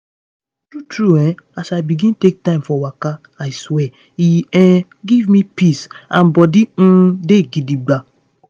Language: Nigerian Pidgin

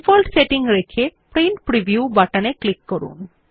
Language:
Bangla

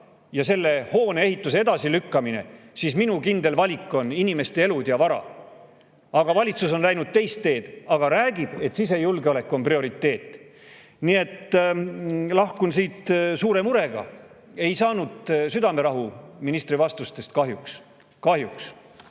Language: Estonian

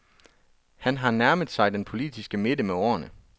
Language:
Danish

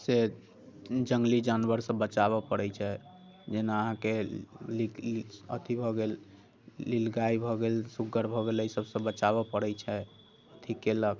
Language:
Maithili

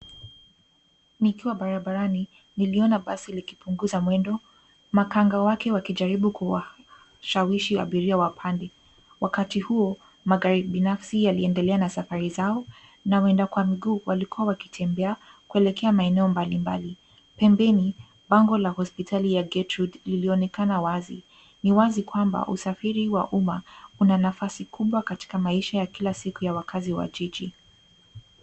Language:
Swahili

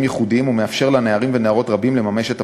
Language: Hebrew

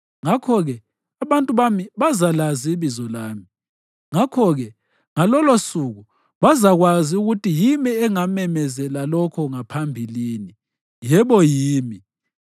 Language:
North Ndebele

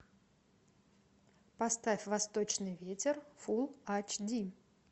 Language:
Russian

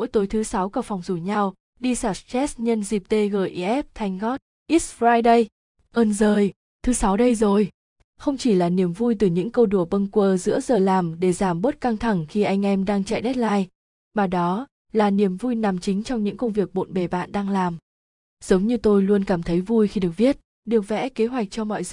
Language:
Vietnamese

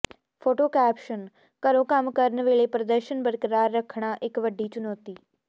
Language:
Punjabi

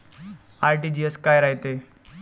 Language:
Marathi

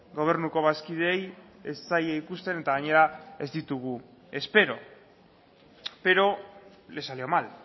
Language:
Basque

